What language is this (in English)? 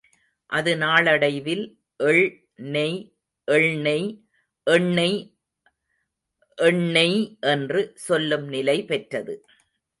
Tamil